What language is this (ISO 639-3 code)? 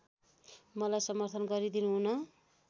nep